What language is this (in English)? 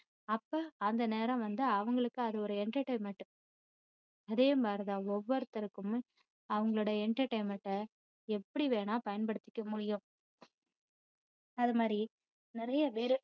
Tamil